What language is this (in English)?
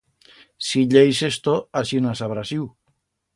Aragonese